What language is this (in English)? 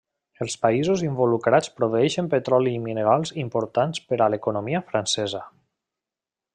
Catalan